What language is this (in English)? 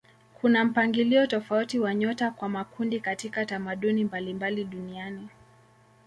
Swahili